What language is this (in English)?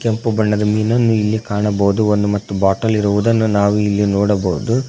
Kannada